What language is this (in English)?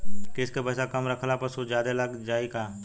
Bhojpuri